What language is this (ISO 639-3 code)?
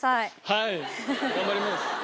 jpn